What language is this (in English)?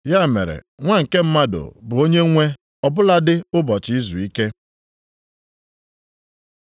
Igbo